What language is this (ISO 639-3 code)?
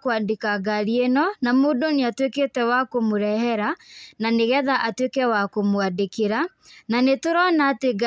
kik